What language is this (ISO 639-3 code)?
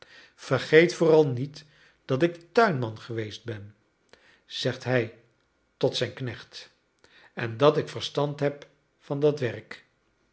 nld